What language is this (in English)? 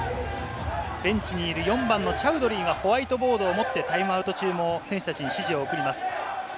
Japanese